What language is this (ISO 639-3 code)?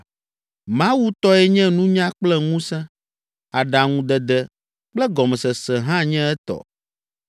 ewe